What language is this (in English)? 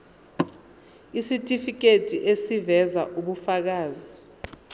Zulu